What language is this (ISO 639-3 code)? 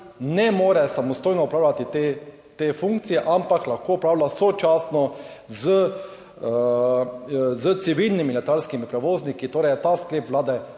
slv